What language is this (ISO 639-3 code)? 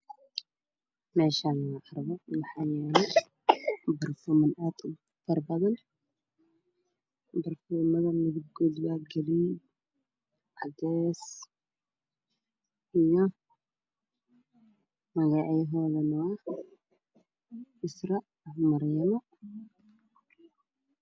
som